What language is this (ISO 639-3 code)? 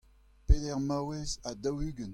bre